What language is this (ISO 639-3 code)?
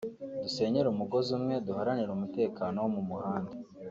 kin